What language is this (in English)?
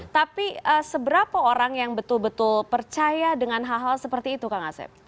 Indonesian